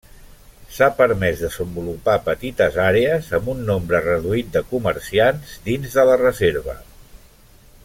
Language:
Catalan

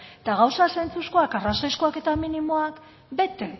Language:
Basque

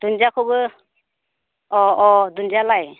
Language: Bodo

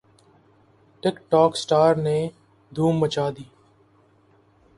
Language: Urdu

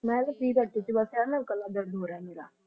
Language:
Punjabi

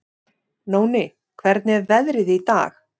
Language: Icelandic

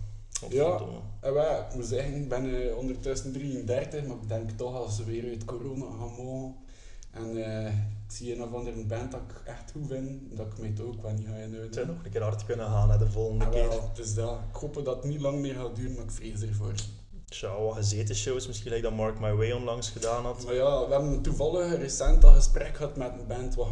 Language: Dutch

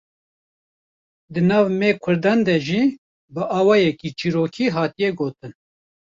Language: Kurdish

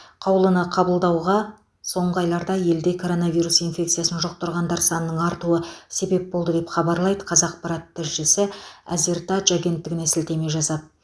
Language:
Kazakh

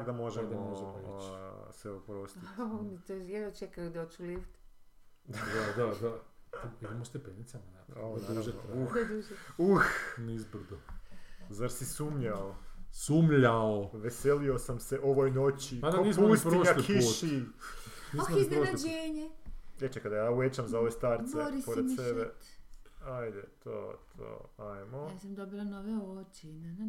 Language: Croatian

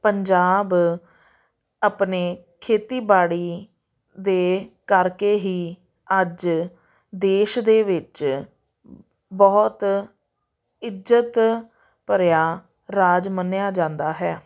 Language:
Punjabi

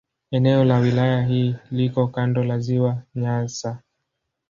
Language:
Swahili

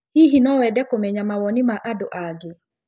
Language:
Kikuyu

